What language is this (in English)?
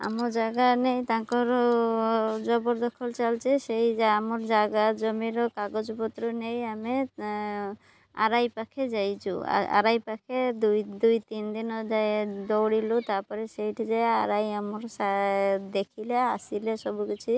Odia